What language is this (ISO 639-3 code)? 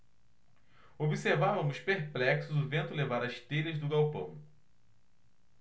por